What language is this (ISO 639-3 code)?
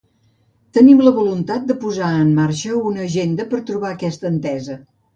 cat